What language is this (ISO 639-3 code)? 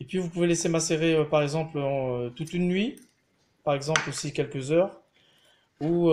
fra